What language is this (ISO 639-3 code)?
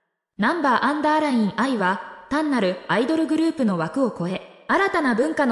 jpn